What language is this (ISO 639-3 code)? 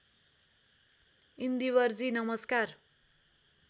nep